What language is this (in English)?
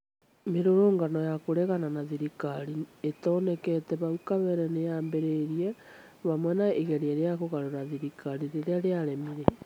Kikuyu